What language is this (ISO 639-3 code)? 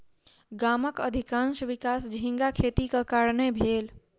mai